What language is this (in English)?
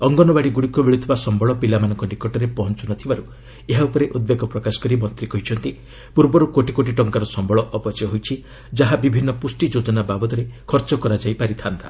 Odia